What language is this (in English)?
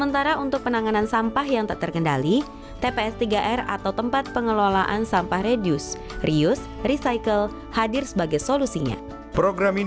Indonesian